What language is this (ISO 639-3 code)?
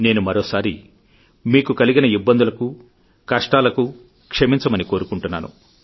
tel